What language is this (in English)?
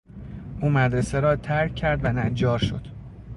Persian